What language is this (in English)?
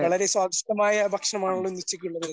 Malayalam